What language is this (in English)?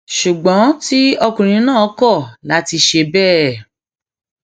Yoruba